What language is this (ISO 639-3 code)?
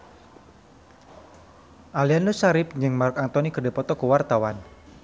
sun